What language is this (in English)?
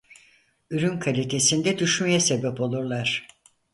Turkish